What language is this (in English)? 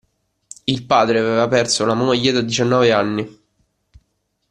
Italian